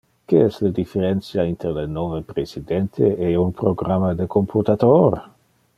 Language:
Interlingua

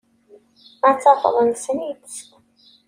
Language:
Kabyle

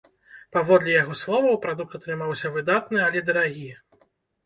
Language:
Belarusian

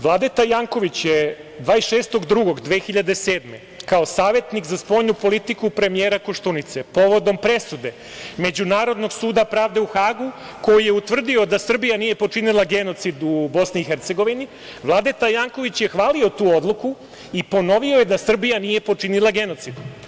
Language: Serbian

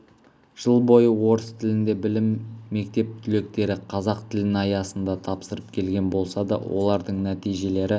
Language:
Kazakh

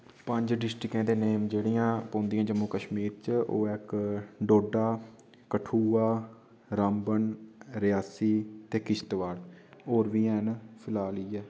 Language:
Dogri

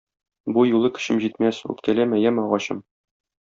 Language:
Tatar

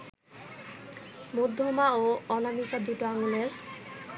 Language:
Bangla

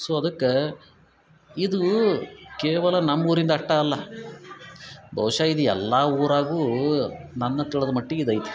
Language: Kannada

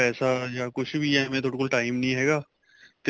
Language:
Punjabi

